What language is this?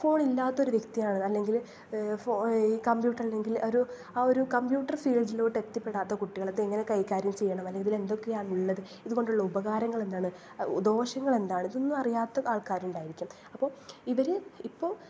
Malayalam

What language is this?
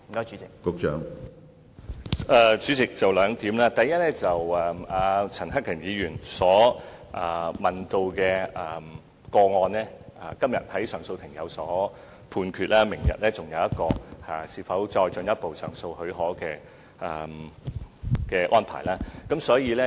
Cantonese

